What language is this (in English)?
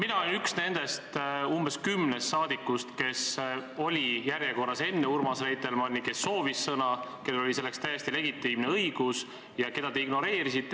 Estonian